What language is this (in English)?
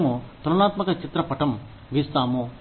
Telugu